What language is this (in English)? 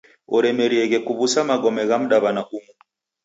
Taita